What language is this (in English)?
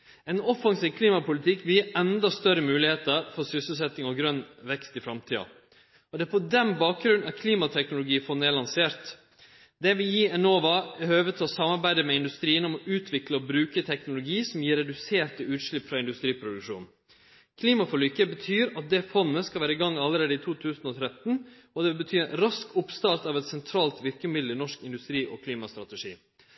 Norwegian Nynorsk